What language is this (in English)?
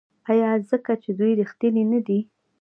Pashto